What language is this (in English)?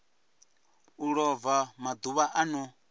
Venda